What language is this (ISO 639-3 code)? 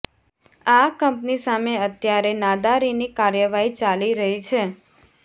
guj